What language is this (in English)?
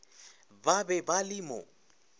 Northern Sotho